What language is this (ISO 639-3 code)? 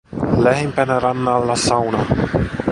fin